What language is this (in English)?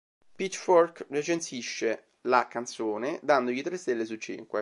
Italian